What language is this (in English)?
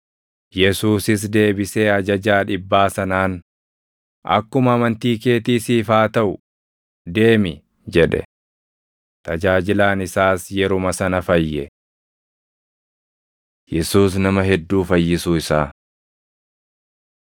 Oromo